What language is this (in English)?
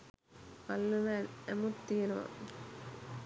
Sinhala